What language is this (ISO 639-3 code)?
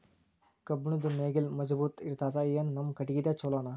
kan